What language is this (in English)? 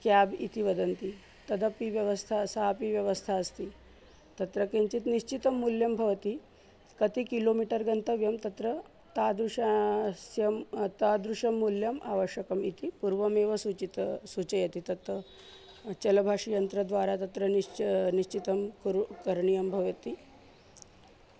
Sanskrit